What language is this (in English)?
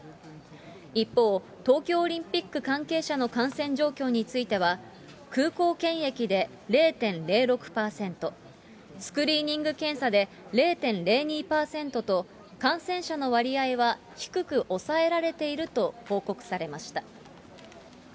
Japanese